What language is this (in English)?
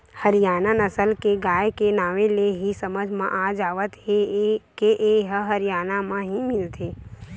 Chhattisgarhi